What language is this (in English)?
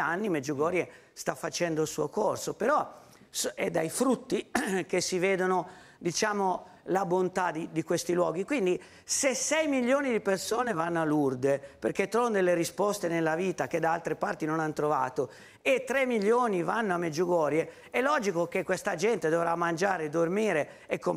Italian